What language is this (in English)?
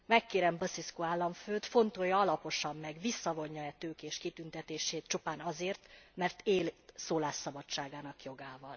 Hungarian